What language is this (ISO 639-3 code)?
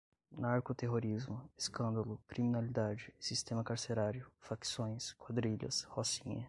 por